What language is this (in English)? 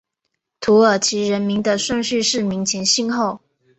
Chinese